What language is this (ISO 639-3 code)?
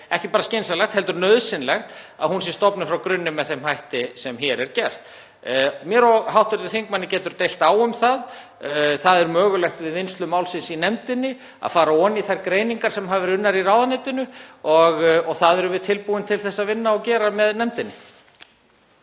isl